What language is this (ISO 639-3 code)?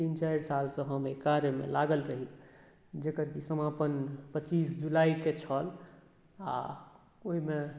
mai